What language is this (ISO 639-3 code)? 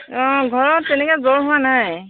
asm